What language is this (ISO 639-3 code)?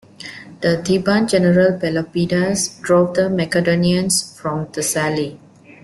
eng